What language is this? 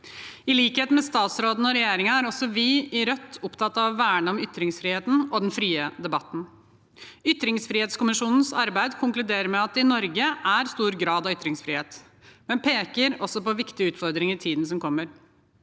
Norwegian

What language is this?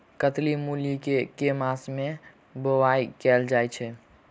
Maithili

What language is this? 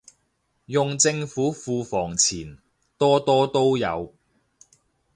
Cantonese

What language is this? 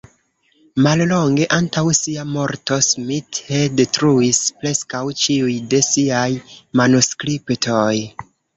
Esperanto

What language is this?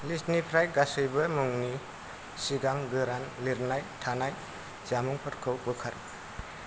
Bodo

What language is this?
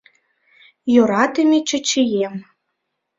Mari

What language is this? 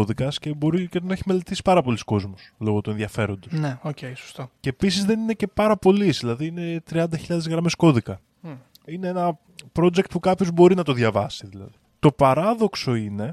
Greek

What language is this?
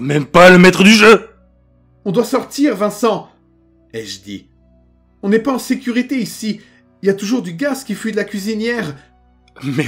French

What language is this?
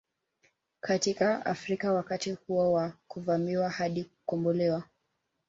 Swahili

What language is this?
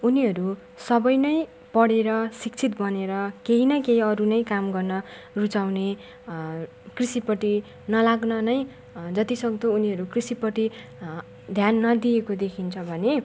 Nepali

